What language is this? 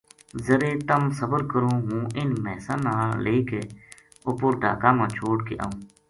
Gujari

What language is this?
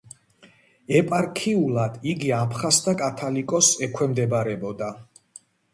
Georgian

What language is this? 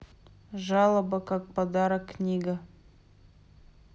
Russian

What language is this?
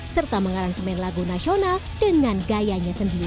Indonesian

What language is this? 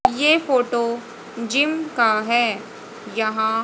Hindi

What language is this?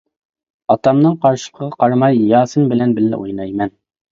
Uyghur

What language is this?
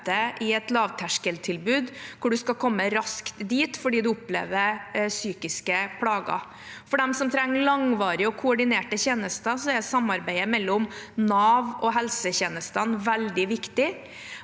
Norwegian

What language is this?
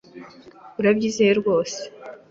Kinyarwanda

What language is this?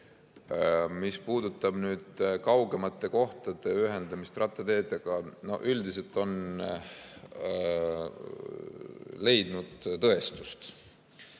Estonian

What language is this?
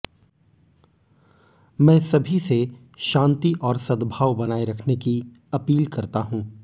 Hindi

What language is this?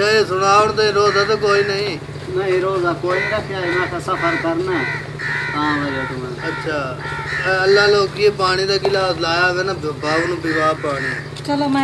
Hindi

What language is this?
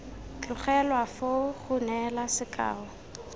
Tswana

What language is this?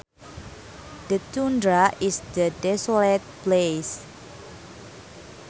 Sundanese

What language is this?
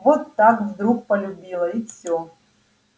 Russian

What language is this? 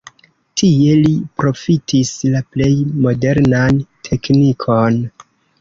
Esperanto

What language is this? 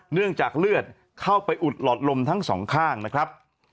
Thai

